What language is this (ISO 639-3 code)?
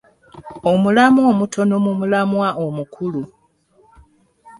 lug